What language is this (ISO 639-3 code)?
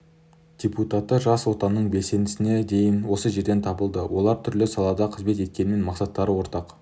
kaz